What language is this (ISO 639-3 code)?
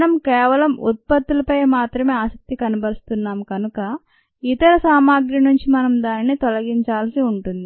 tel